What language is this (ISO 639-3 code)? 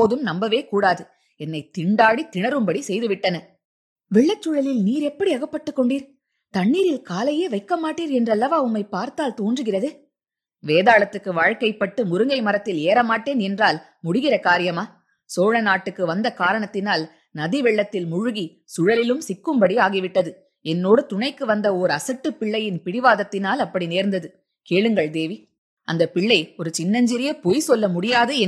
tam